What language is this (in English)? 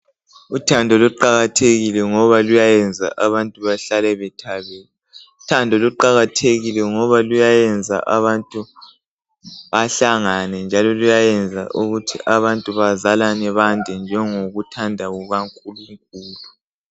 North Ndebele